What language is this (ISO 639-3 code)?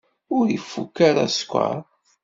kab